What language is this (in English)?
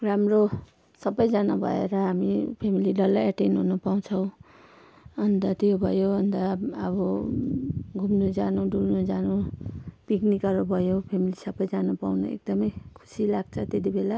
Nepali